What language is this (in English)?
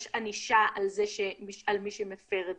Hebrew